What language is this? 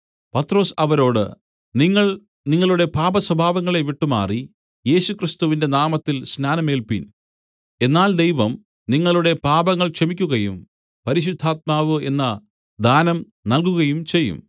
Malayalam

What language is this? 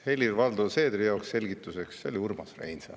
Estonian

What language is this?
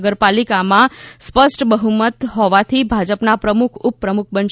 Gujarati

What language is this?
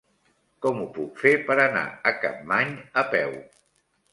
Catalan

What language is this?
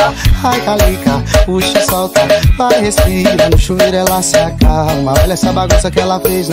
Portuguese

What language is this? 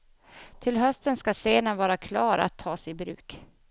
Swedish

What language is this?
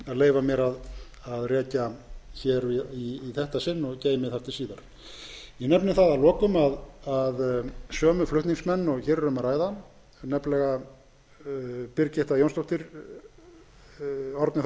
Icelandic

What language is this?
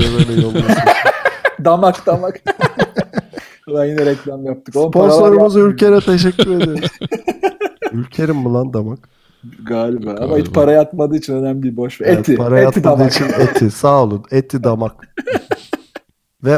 Turkish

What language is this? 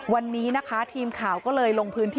Thai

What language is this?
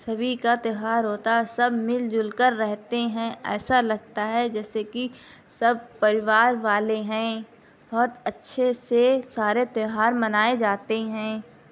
Urdu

